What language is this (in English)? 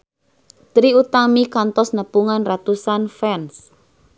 Sundanese